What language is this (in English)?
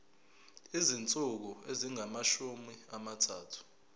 Zulu